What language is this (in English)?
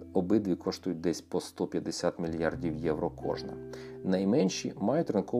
Ukrainian